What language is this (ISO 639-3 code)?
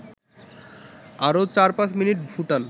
ben